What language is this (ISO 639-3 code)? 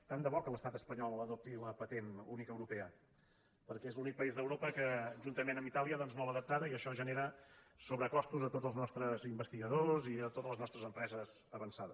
cat